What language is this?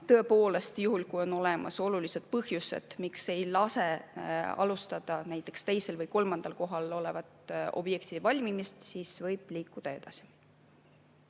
Estonian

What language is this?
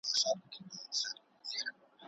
Pashto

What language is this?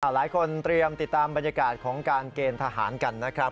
Thai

